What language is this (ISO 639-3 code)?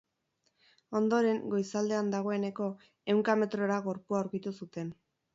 eus